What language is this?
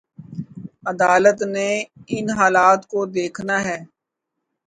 Urdu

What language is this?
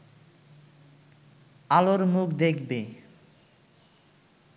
Bangla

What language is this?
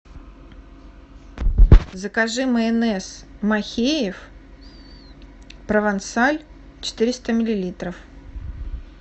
Russian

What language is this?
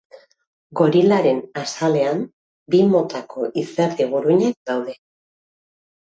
Basque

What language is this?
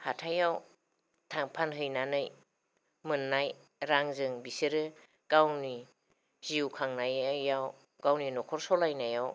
Bodo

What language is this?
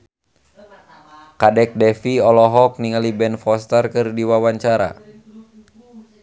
Sundanese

